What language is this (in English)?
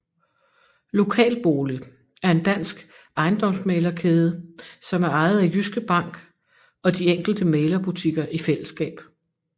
Danish